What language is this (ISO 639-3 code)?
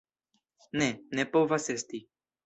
epo